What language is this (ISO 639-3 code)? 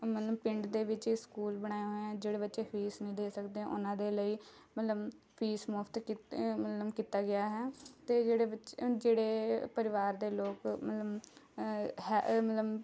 pan